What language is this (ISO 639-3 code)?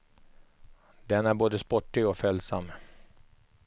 swe